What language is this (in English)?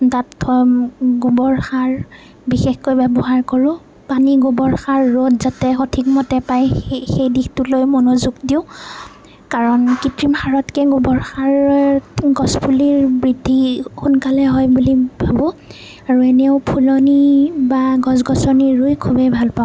Assamese